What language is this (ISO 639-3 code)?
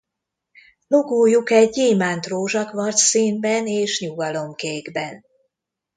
hun